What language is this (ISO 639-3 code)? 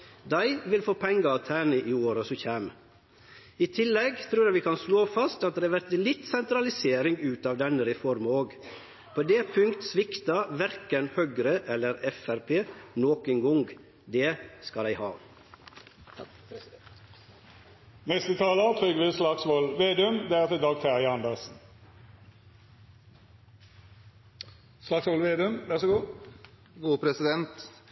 nno